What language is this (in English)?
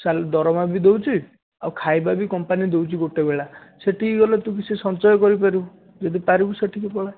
Odia